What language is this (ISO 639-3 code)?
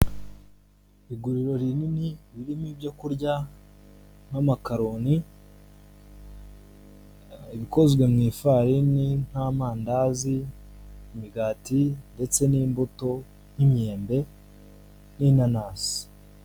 kin